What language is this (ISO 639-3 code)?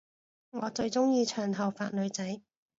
yue